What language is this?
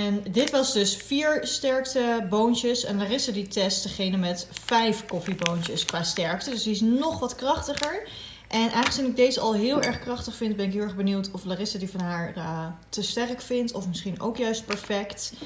Dutch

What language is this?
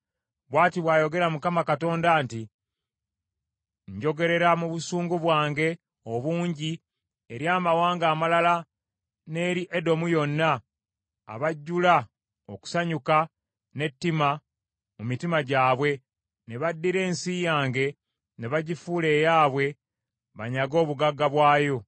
Ganda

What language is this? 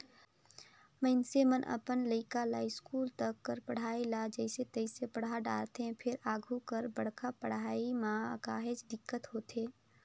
Chhattisgarhi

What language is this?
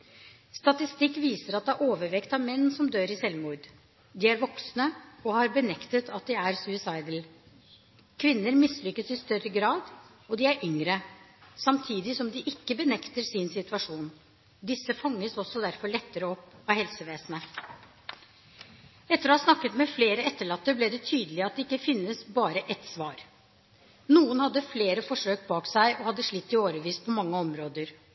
Norwegian Bokmål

